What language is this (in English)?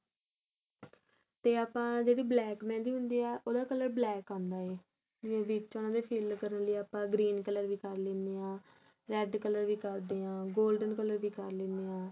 Punjabi